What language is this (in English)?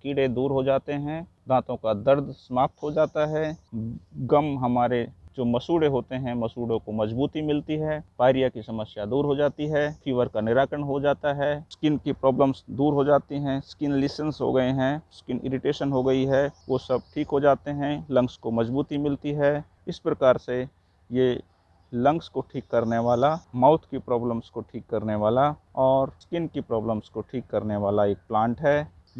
Hindi